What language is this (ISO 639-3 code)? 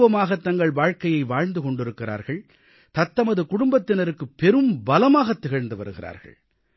tam